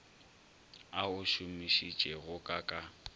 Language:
Northern Sotho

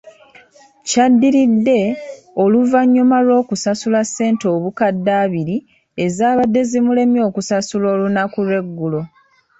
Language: Ganda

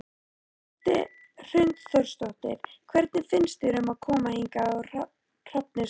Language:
Icelandic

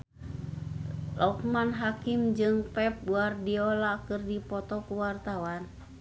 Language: Sundanese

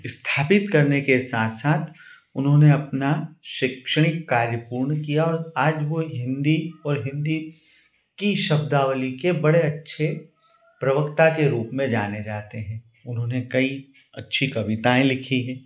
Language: Hindi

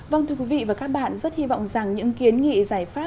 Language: Vietnamese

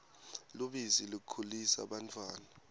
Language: Swati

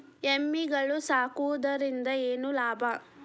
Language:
Kannada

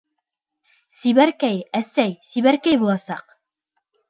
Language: Bashkir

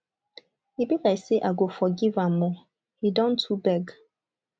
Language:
Nigerian Pidgin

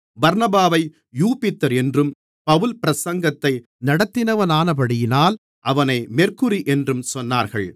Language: Tamil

